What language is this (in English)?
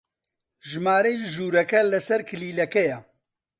Central Kurdish